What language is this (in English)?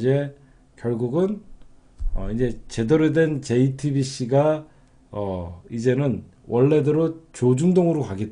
Korean